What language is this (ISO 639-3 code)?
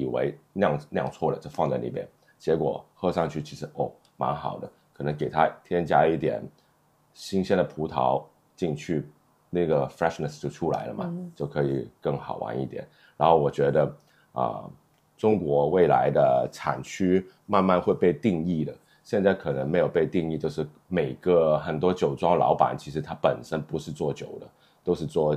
zho